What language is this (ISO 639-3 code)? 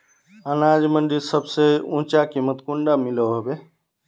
mag